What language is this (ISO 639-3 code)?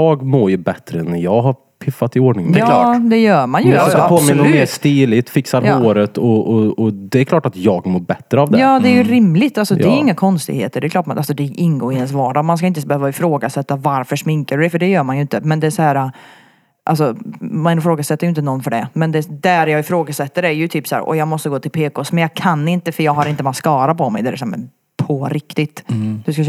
swe